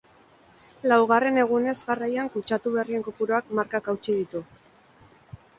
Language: Basque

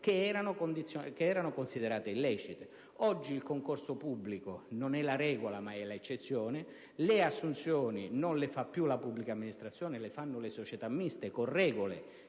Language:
Italian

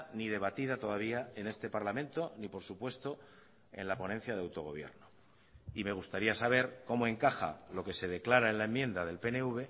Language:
Spanish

